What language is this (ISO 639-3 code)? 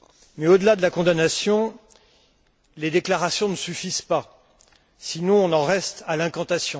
fra